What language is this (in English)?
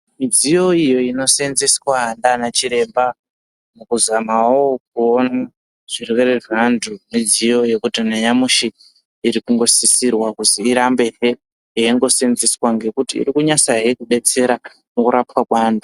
Ndau